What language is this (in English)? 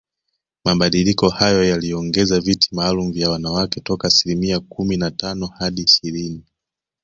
Swahili